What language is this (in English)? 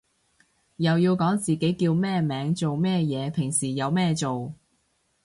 Cantonese